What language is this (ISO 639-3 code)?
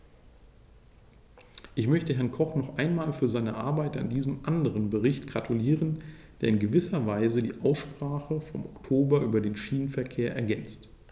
deu